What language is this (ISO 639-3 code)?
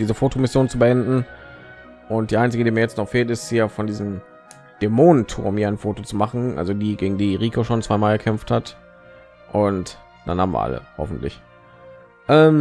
deu